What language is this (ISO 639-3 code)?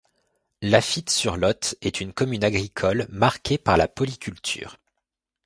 fra